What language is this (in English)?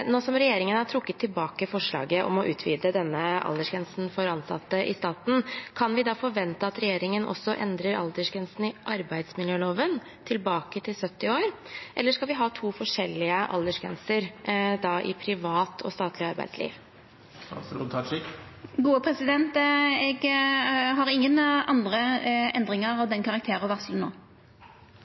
Norwegian